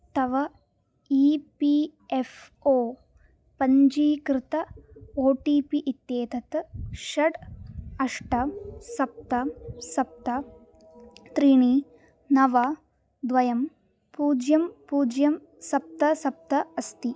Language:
Sanskrit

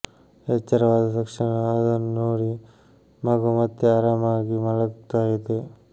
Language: Kannada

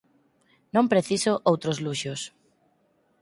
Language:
Galician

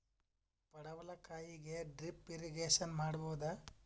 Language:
Kannada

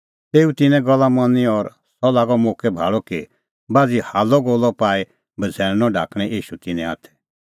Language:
Kullu Pahari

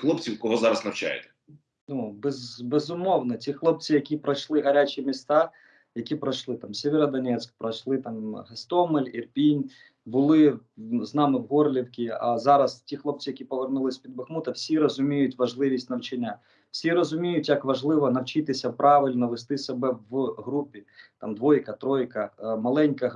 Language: Ukrainian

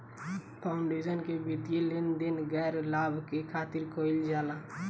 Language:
Bhojpuri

